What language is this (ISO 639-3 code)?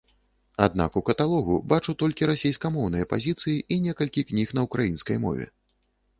bel